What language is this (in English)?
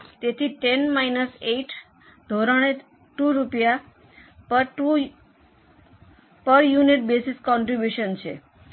Gujarati